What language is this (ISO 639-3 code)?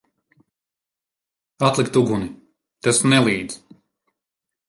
lav